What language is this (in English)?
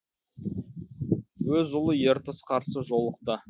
Kazakh